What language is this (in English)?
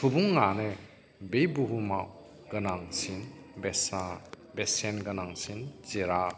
Bodo